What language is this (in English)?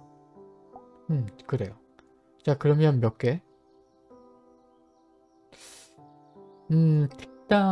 Korean